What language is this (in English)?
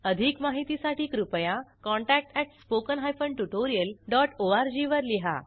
Marathi